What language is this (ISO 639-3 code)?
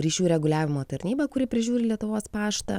lit